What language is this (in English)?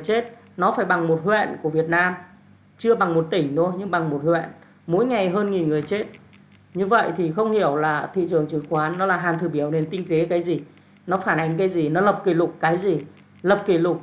Vietnamese